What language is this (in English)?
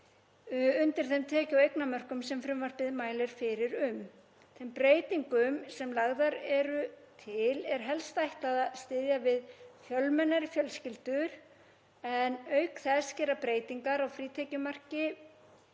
Icelandic